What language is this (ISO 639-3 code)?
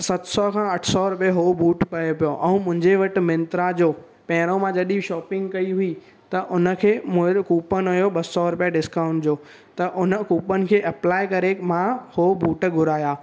snd